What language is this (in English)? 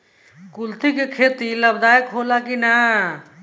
Bhojpuri